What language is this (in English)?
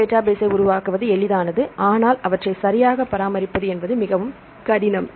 Tamil